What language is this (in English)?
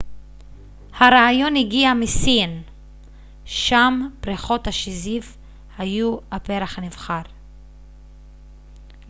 Hebrew